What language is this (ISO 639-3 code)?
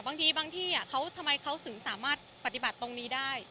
tha